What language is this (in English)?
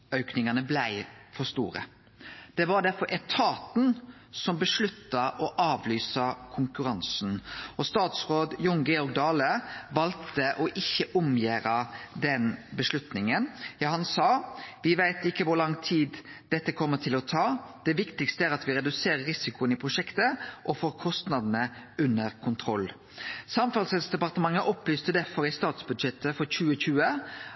Norwegian Nynorsk